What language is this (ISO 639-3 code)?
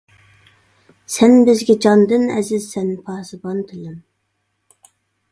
uig